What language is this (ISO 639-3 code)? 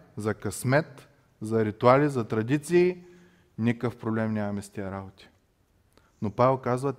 bul